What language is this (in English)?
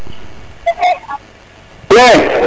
Serer